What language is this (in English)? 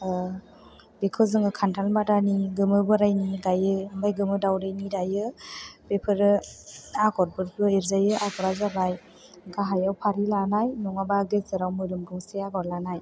Bodo